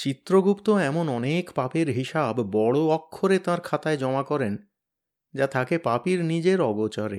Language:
Bangla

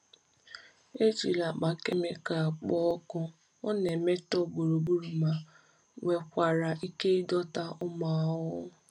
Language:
Igbo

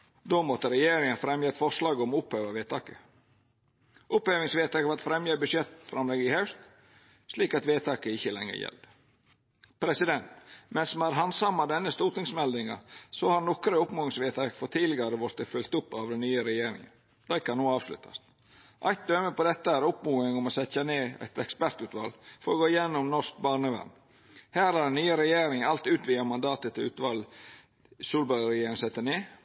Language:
Norwegian Nynorsk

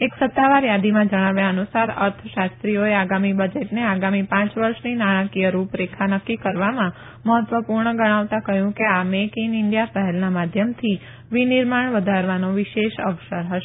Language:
Gujarati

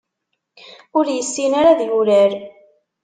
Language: Kabyle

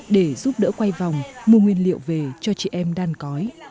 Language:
Vietnamese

